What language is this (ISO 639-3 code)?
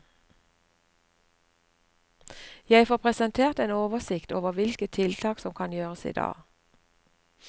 nor